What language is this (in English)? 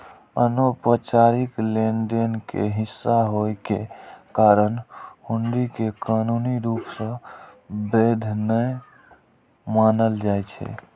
Maithili